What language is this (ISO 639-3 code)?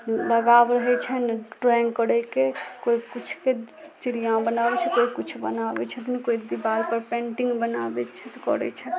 mai